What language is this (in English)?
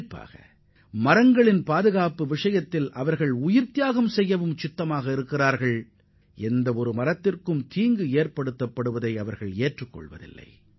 Tamil